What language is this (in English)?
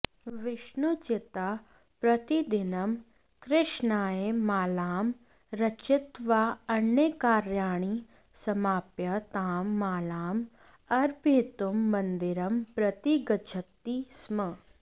Sanskrit